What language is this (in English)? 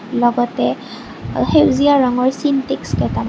Assamese